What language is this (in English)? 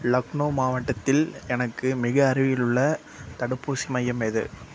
Tamil